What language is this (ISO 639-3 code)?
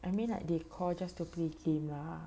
eng